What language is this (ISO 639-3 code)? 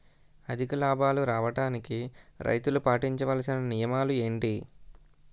tel